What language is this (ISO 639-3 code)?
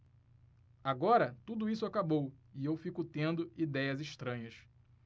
por